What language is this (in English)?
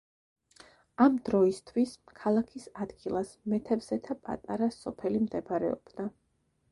Georgian